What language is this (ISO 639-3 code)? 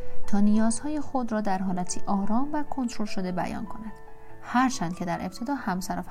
fas